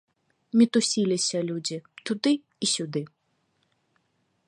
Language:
Belarusian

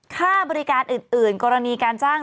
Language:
Thai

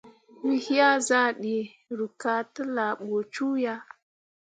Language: Mundang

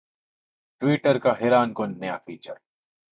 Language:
Urdu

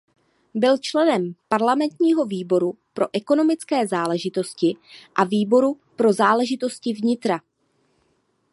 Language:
Czech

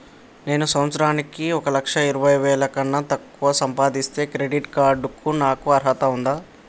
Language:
Telugu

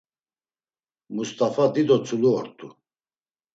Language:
Laz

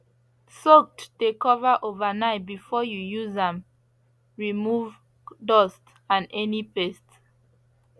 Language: Nigerian Pidgin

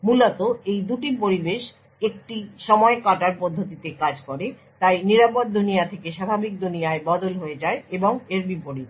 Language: Bangla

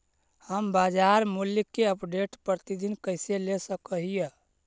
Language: Magahi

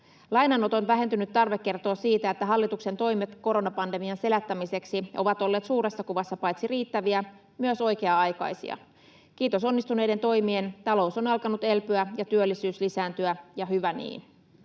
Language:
Finnish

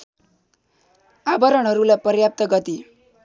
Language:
Nepali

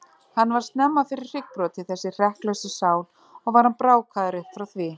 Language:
Icelandic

